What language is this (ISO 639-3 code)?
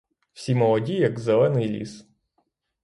ukr